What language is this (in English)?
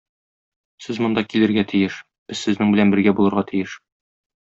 Tatar